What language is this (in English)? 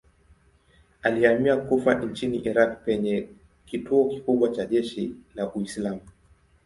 Swahili